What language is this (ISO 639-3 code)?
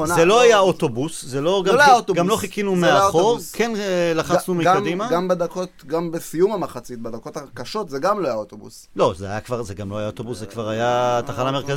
heb